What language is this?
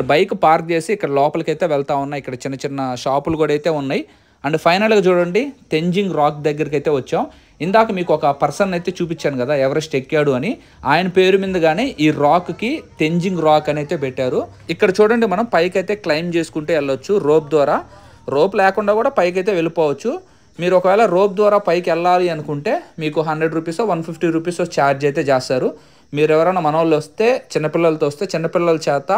Telugu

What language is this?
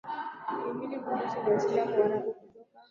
Swahili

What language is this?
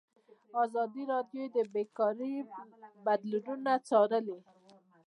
Pashto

